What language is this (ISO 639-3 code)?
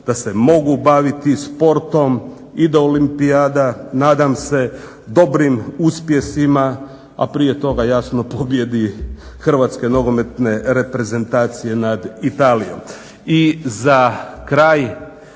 hrv